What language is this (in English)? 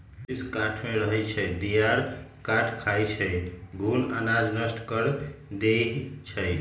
Magahi